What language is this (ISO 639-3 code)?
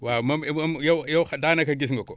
wol